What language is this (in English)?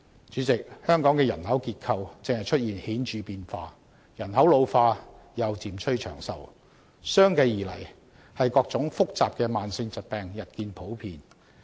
Cantonese